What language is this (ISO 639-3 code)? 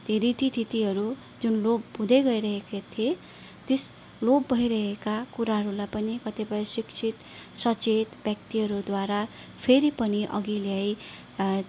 nep